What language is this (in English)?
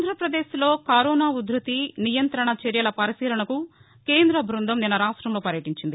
Telugu